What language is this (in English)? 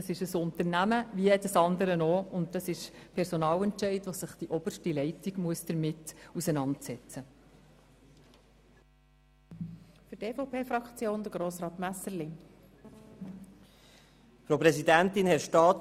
Swiss German